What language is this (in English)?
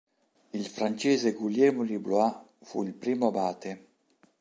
Italian